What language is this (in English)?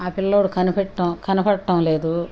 Telugu